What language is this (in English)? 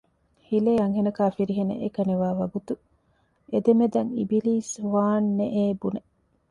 Divehi